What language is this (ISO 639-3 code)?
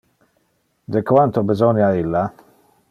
ina